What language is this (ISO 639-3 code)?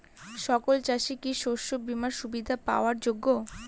ben